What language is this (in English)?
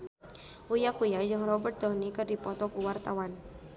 Sundanese